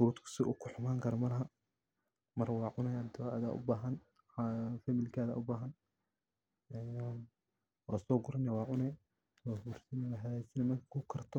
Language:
Somali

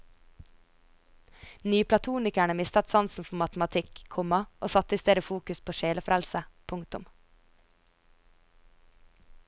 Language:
Norwegian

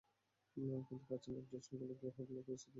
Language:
Bangla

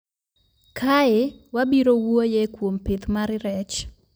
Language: Luo (Kenya and Tanzania)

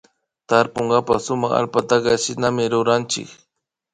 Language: Imbabura Highland Quichua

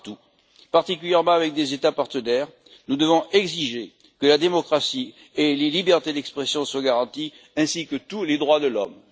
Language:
French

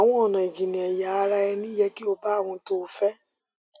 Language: Yoruba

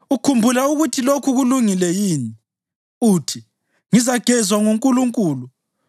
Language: North Ndebele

